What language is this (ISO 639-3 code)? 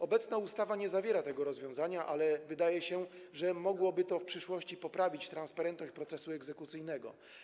pol